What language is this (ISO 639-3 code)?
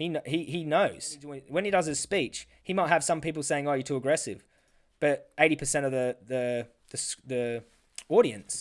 eng